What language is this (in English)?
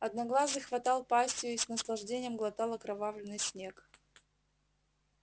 Russian